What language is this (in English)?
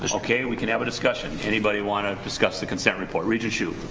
English